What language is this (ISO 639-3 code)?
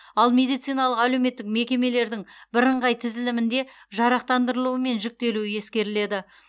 kaz